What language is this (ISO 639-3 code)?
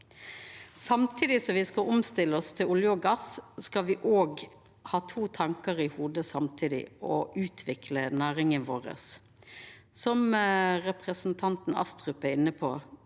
nor